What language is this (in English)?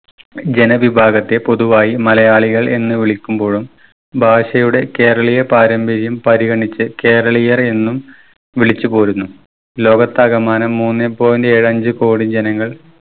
Malayalam